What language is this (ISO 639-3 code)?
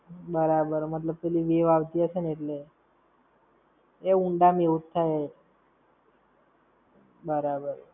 guj